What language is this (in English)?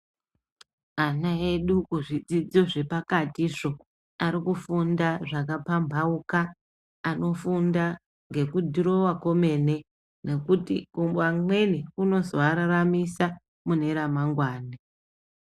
Ndau